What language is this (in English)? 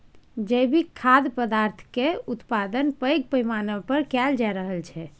Maithili